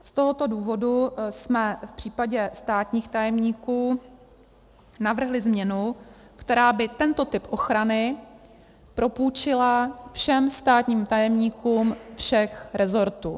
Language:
Czech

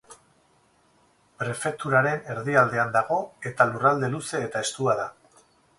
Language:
Basque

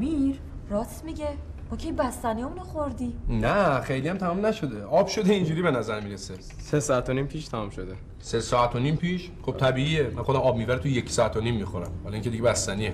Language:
Persian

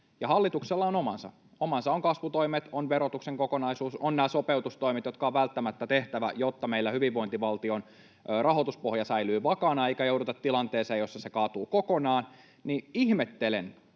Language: Finnish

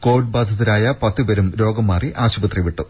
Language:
Malayalam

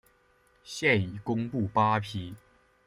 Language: Chinese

